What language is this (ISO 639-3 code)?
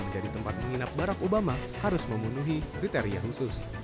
ind